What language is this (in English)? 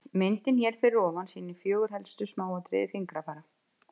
Icelandic